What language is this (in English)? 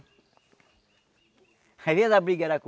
Portuguese